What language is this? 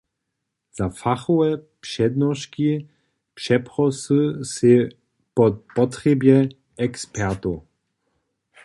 Upper Sorbian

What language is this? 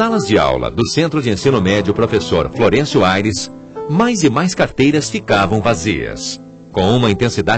Portuguese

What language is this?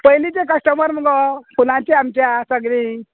Konkani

